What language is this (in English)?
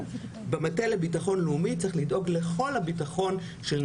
Hebrew